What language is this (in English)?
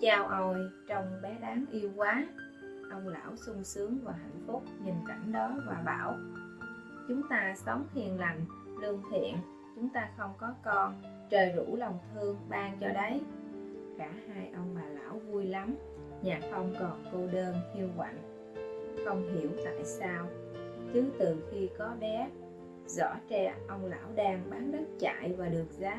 Vietnamese